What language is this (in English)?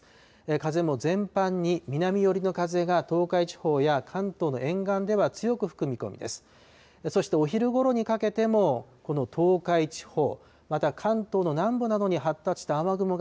Japanese